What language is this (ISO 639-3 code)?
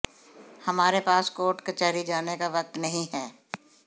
hin